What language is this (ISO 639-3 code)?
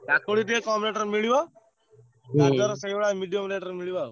ori